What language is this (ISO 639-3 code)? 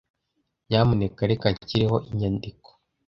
kin